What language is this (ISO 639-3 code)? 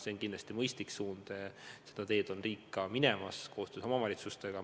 est